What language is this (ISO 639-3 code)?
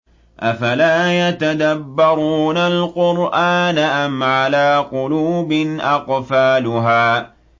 ara